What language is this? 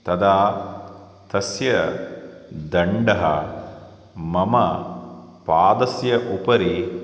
Sanskrit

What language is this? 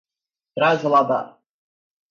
Portuguese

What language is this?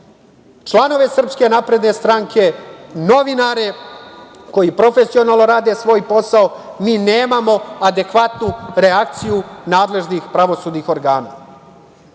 Serbian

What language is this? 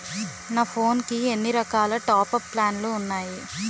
Telugu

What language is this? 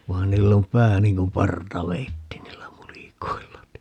Finnish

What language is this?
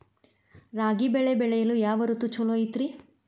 Kannada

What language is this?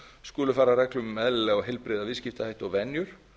Icelandic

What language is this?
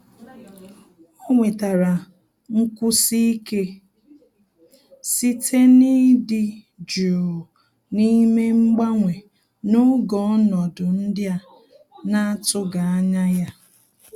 Igbo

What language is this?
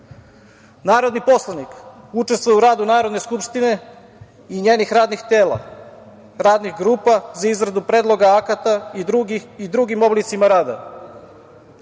Serbian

